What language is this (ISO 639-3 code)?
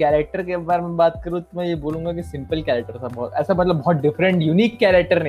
hin